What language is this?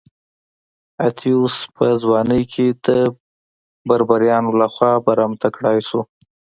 Pashto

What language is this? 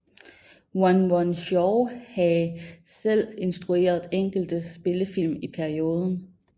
Danish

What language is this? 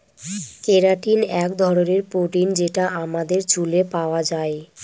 Bangla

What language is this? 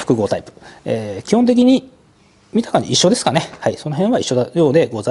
Japanese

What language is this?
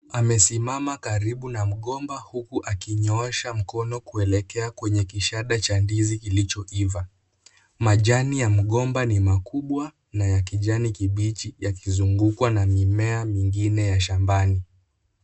Swahili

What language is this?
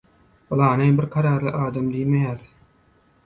Turkmen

